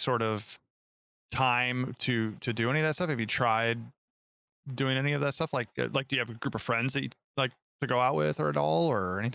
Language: English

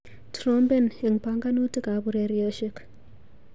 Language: Kalenjin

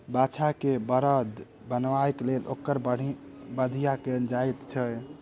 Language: Maithili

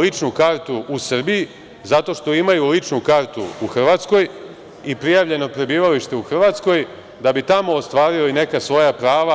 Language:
Serbian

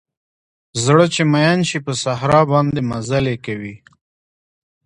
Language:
Pashto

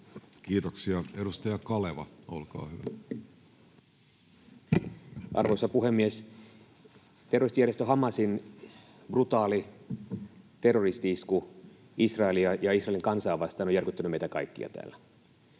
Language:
Finnish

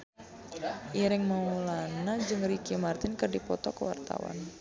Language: Sundanese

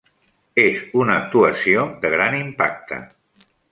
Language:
Catalan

